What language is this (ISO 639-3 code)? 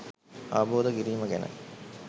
sin